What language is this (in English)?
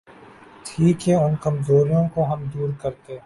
Urdu